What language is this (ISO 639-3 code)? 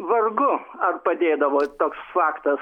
lit